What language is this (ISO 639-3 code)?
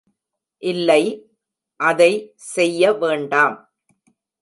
tam